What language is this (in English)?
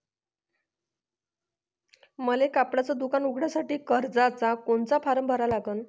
Marathi